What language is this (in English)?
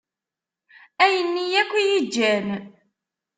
Kabyle